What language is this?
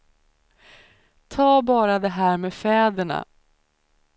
Swedish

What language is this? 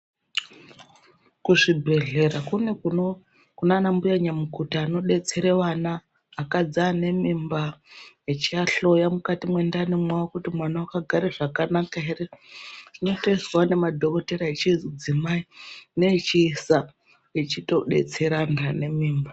Ndau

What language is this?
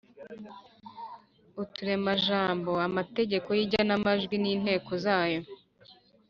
Kinyarwanda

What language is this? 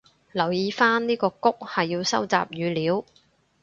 Cantonese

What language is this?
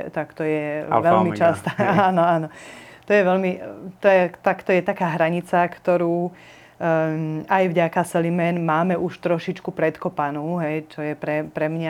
Slovak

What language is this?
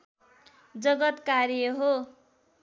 Nepali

